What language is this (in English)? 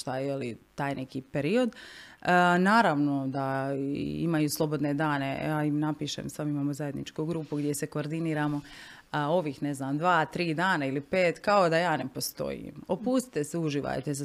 Croatian